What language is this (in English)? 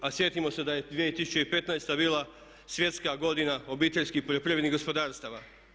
Croatian